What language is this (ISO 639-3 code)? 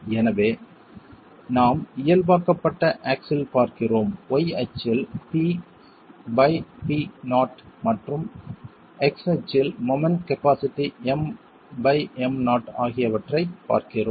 tam